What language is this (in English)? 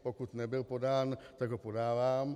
Czech